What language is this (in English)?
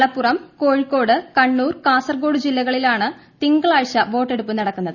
Malayalam